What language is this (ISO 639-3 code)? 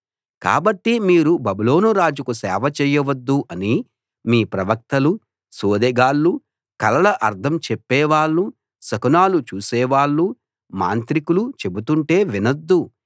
tel